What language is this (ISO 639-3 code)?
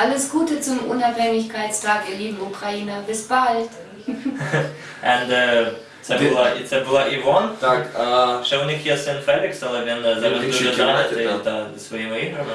ukr